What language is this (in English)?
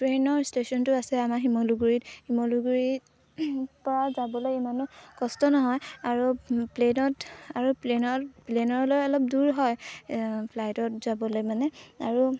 Assamese